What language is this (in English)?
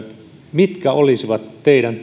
Finnish